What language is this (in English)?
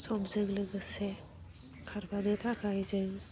Bodo